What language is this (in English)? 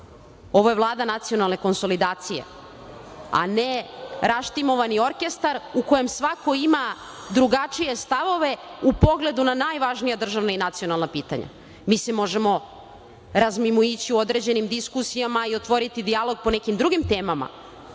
Serbian